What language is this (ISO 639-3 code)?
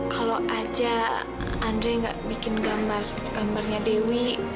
ind